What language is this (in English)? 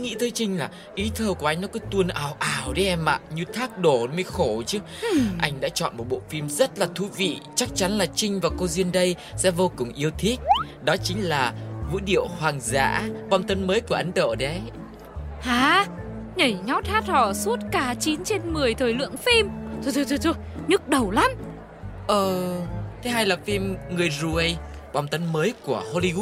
Vietnamese